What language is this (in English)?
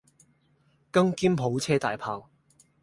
Cantonese